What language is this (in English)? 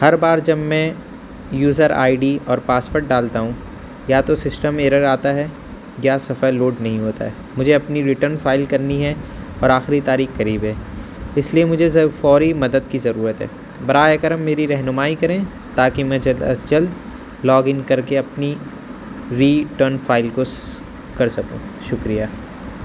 Urdu